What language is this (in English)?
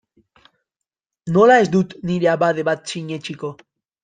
Basque